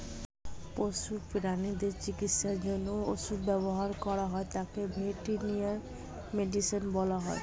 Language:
Bangla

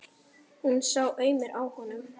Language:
Icelandic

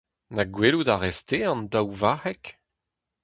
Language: Breton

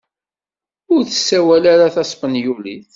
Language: Kabyle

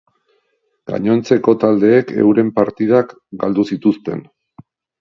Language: Basque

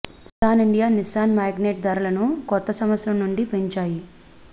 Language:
Telugu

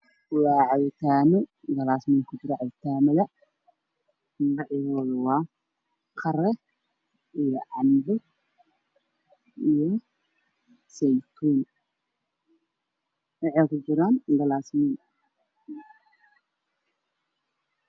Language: Somali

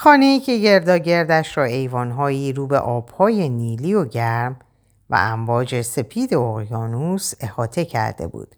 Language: Persian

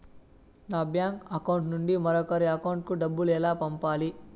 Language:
Telugu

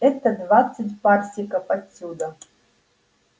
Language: Russian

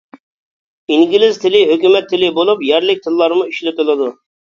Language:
Uyghur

